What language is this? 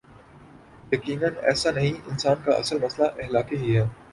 Urdu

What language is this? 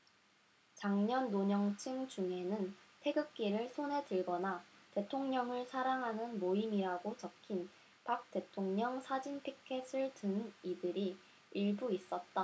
Korean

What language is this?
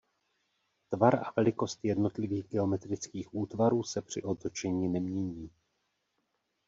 Czech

